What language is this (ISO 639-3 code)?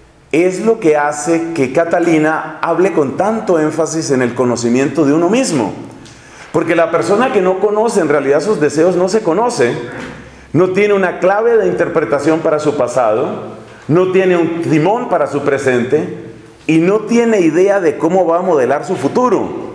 spa